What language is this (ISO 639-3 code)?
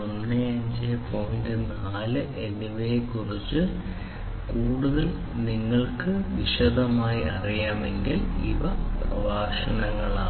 mal